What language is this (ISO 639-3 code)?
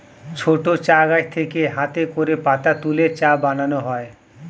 ben